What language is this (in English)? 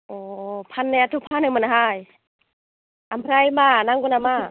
Bodo